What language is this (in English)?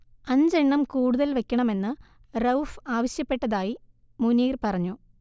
Malayalam